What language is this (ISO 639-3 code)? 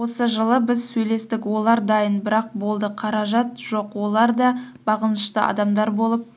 kaz